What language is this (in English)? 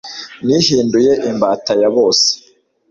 Kinyarwanda